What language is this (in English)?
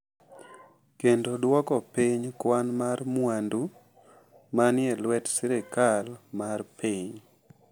Luo (Kenya and Tanzania)